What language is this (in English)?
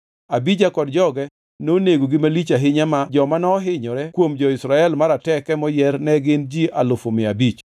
Luo (Kenya and Tanzania)